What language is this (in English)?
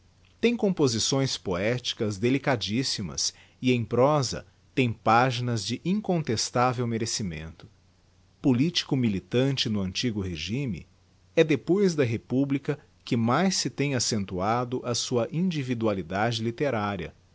Portuguese